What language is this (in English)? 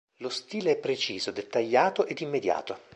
Italian